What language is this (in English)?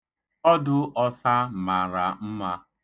Igbo